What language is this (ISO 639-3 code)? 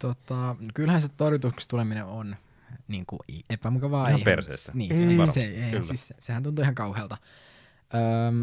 fin